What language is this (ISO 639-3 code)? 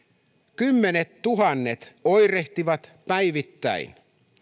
fin